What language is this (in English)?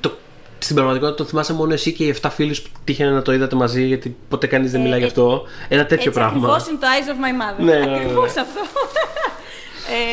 Greek